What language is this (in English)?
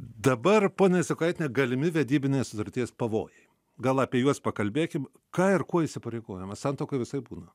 Lithuanian